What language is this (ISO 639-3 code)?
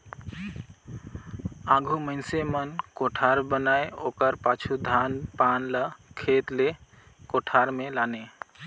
hne